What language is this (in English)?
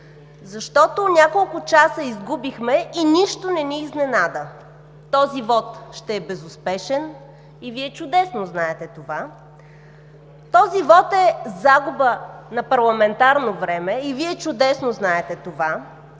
Bulgarian